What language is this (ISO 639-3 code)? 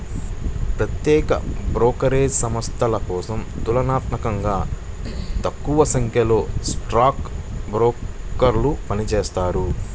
tel